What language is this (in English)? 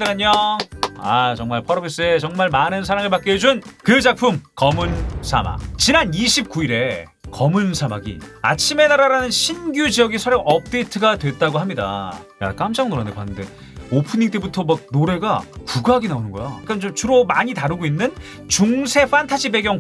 Korean